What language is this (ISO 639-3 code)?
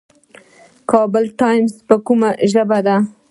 pus